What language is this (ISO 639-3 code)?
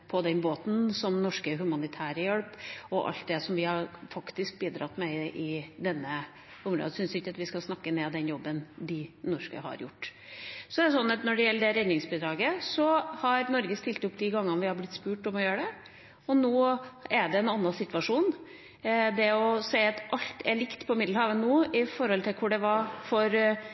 nob